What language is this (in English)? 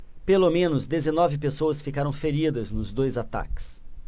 Portuguese